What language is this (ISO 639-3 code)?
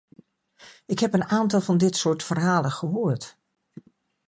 nld